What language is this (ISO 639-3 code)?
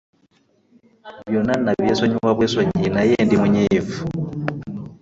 lug